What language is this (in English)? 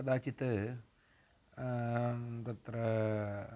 Sanskrit